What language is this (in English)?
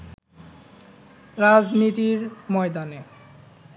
Bangla